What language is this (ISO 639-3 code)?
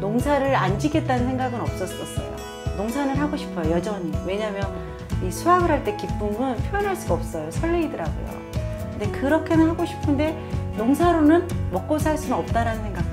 kor